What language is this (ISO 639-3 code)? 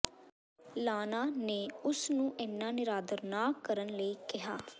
pan